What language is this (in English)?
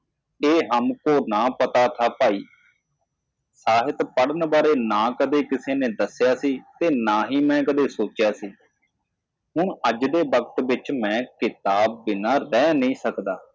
Punjabi